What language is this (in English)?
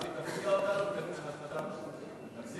Hebrew